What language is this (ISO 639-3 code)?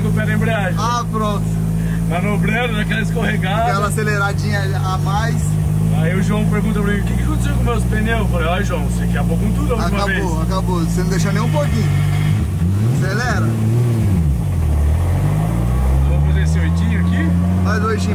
por